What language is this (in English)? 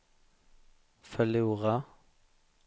Swedish